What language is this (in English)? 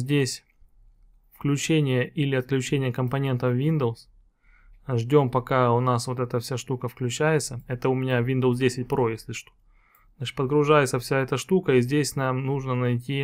Russian